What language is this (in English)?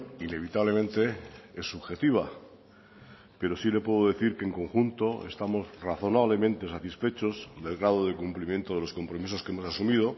Spanish